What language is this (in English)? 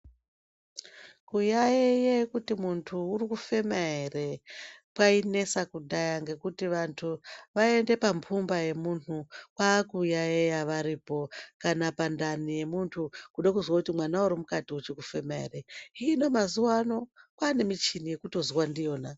Ndau